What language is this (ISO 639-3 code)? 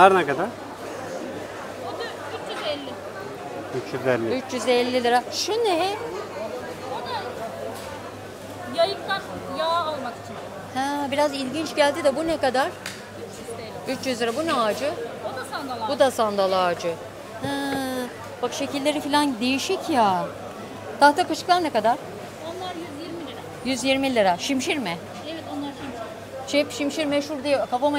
tur